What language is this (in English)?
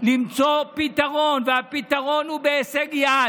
Hebrew